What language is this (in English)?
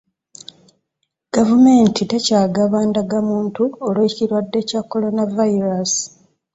Ganda